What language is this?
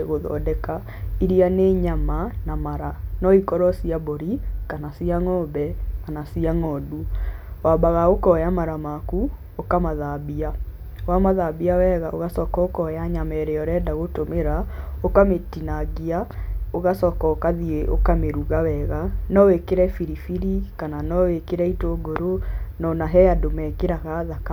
Kikuyu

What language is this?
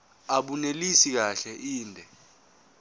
Zulu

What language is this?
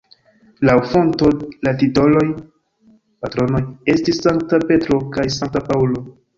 Esperanto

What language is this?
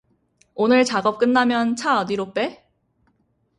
Korean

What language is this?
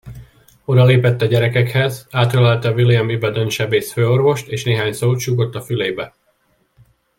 Hungarian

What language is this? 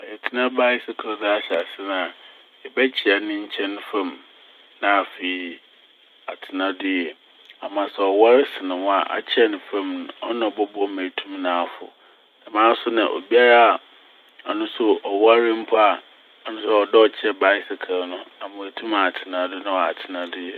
Akan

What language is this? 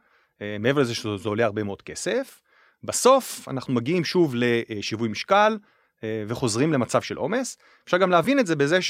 Hebrew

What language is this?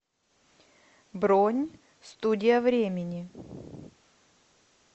Russian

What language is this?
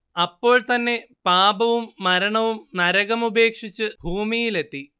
Malayalam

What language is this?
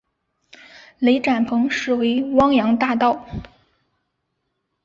Chinese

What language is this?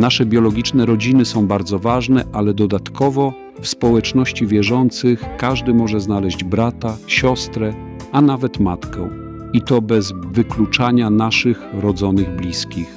Polish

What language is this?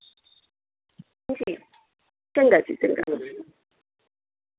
Dogri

